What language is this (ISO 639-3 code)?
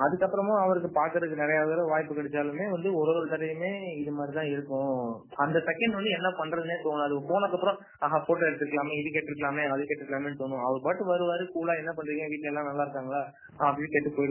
tam